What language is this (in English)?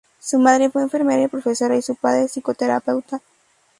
Spanish